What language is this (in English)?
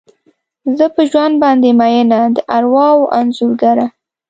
Pashto